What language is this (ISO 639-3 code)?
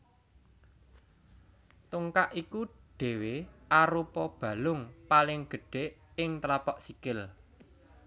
jav